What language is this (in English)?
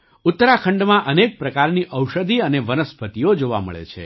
Gujarati